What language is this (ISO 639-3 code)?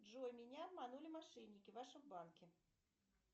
rus